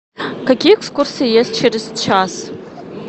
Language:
Russian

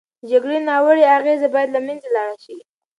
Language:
Pashto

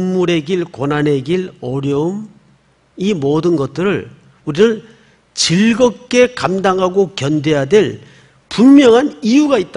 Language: Korean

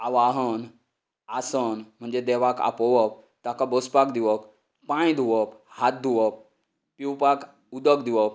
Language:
Konkani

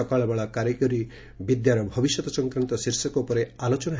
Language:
Odia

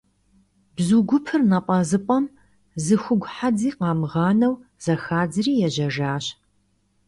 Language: Kabardian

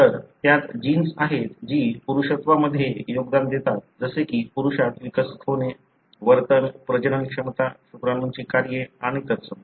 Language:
Marathi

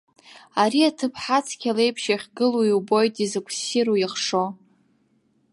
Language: Abkhazian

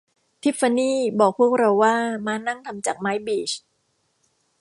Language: Thai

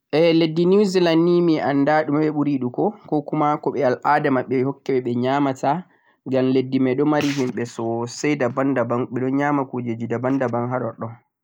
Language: Central-Eastern Niger Fulfulde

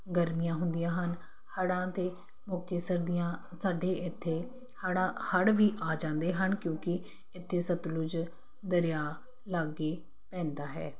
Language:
Punjabi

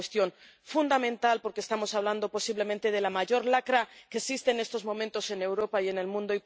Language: Spanish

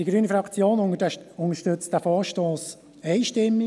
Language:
Swiss German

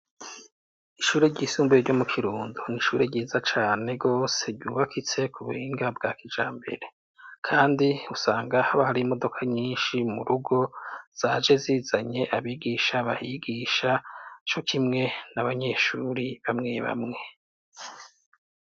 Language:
Rundi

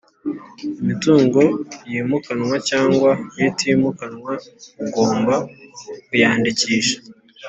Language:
Kinyarwanda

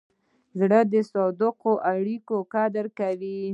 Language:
Pashto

